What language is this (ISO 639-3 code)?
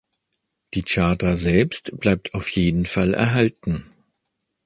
deu